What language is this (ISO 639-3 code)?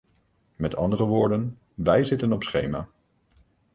nld